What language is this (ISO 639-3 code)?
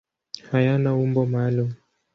swa